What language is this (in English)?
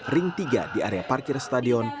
Indonesian